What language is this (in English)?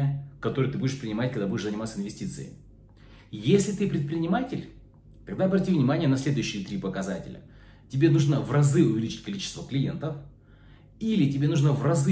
Russian